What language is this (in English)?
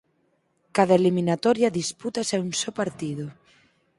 Galician